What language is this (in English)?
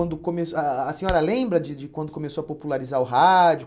Portuguese